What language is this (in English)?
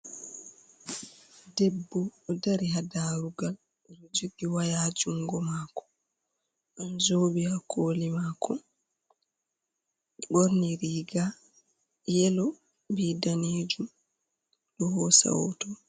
Fula